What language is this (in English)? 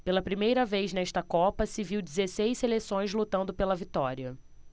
Portuguese